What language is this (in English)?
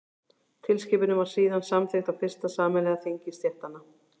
Icelandic